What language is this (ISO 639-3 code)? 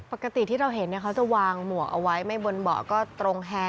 tha